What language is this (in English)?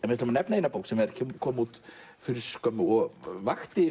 Icelandic